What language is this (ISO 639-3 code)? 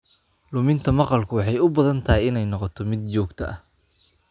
som